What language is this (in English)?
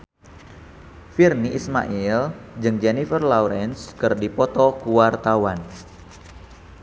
Sundanese